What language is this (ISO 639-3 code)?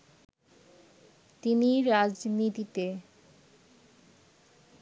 ben